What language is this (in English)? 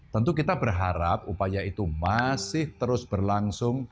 Indonesian